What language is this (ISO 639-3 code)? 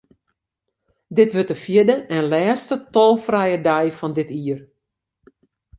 fry